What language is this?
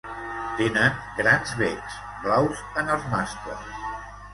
Catalan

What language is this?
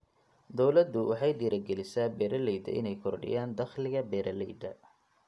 Somali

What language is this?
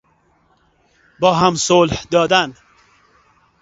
Persian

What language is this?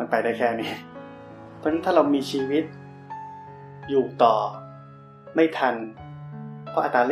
Thai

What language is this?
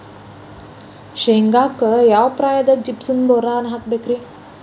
Kannada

